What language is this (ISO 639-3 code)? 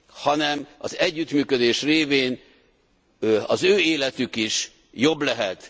hun